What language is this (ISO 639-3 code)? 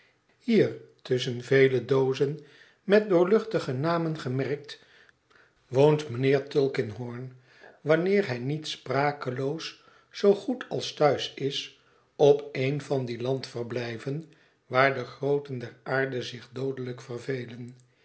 nld